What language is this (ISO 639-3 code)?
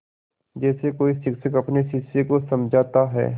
hin